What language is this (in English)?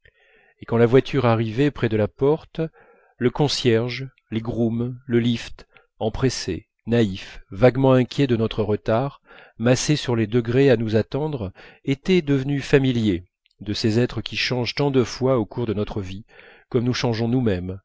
French